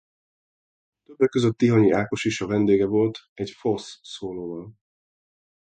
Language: Hungarian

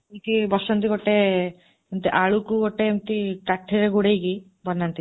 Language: Odia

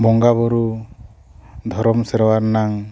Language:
Santali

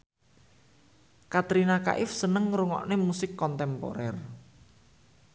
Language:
Javanese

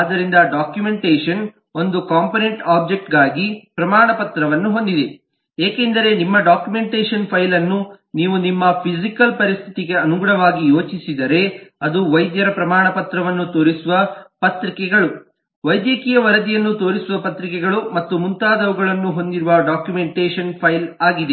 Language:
Kannada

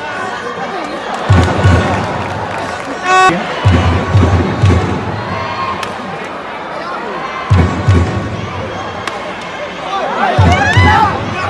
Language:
Vietnamese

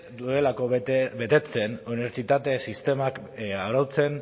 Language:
Basque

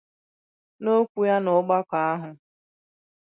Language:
Igbo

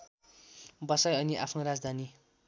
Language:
Nepali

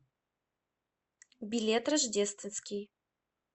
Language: Russian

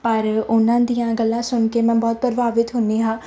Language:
Punjabi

